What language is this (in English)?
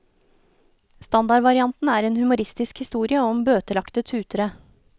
Norwegian